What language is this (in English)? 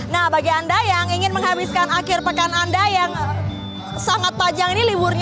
Indonesian